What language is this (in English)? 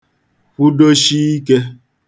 Igbo